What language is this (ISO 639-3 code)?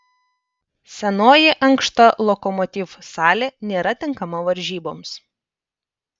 lit